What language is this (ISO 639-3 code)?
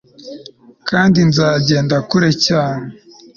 kin